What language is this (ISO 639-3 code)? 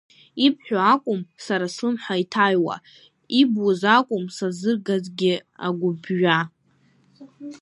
abk